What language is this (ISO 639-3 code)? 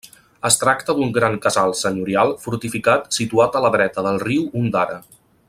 cat